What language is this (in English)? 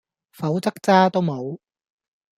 Cantonese